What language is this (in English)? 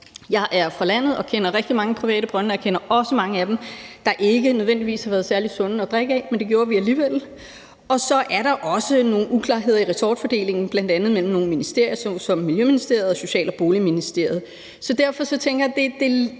Danish